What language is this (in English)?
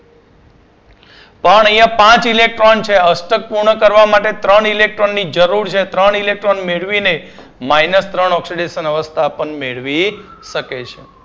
Gujarati